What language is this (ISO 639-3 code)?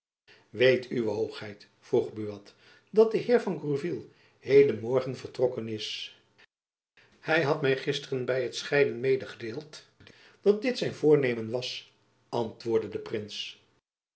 nld